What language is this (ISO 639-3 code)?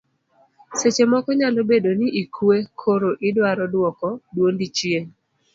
luo